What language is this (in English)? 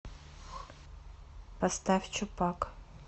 Russian